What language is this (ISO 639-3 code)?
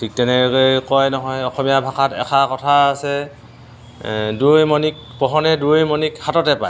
asm